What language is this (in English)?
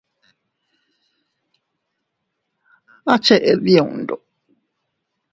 Teutila Cuicatec